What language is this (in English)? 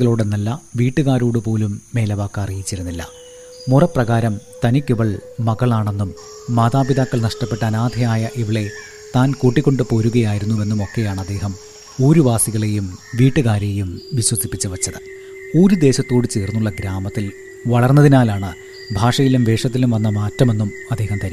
Malayalam